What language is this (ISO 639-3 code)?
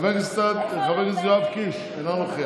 heb